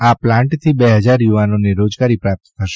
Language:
Gujarati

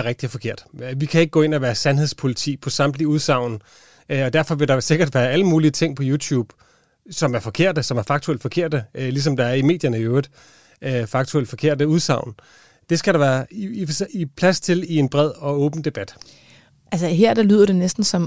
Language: Danish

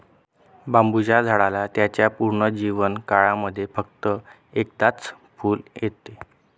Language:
Marathi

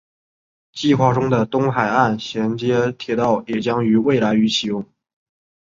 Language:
Chinese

